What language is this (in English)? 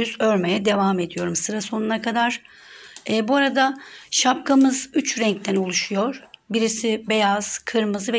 Turkish